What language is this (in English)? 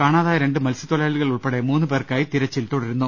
Malayalam